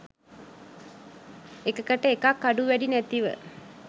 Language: Sinhala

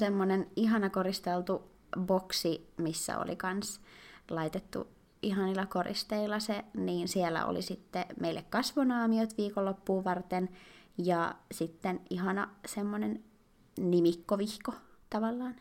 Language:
Finnish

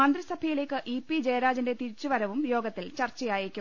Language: Malayalam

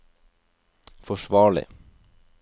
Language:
Norwegian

